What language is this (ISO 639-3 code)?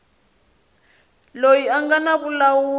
tso